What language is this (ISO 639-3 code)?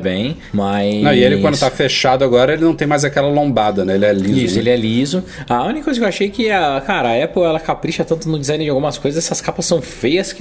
por